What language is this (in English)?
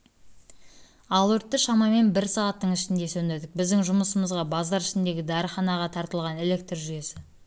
Kazakh